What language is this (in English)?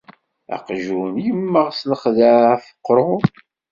Kabyle